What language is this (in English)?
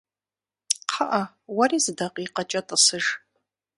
Kabardian